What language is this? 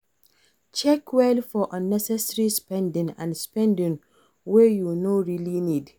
Nigerian Pidgin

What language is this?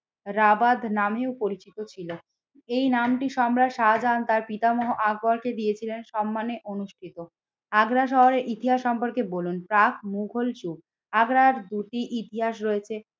Bangla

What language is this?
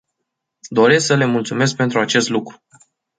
Romanian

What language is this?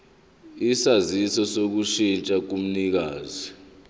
Zulu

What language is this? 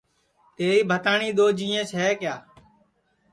Sansi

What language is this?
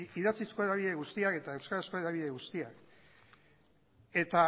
Basque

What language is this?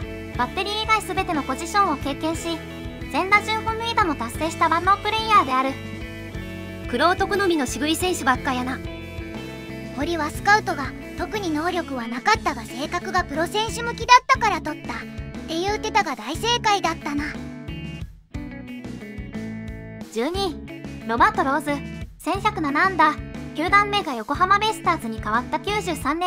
Japanese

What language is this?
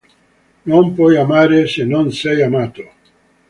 Italian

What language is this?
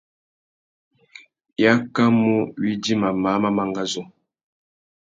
Tuki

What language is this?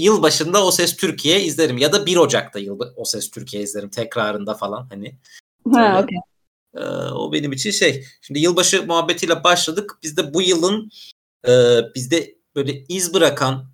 Turkish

